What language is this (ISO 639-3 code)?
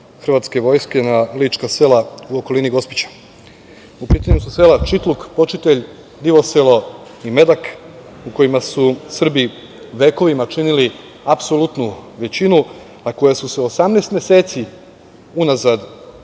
srp